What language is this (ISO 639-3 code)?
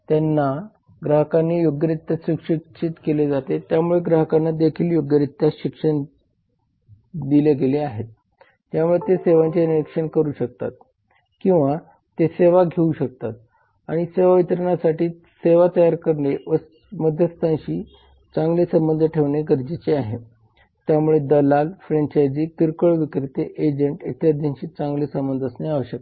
mar